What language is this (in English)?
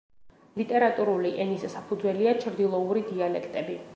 Georgian